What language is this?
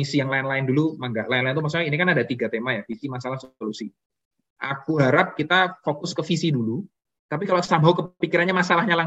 Indonesian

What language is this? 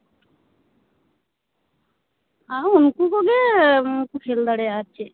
Santali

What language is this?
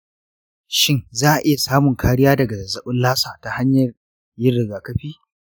Hausa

